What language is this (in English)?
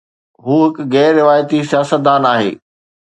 Sindhi